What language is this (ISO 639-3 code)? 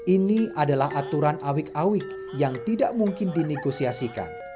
ind